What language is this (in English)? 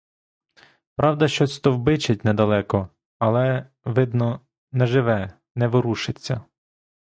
Ukrainian